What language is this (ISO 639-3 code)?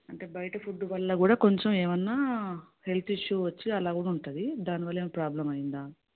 tel